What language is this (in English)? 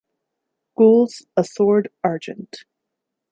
English